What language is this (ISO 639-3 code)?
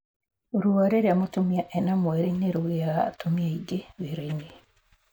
kik